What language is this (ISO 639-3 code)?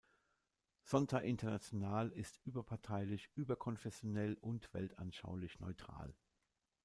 deu